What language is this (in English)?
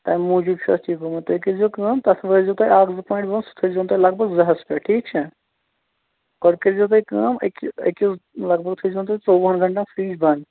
Kashmiri